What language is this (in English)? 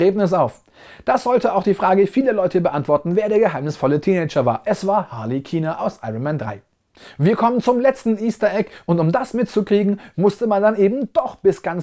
German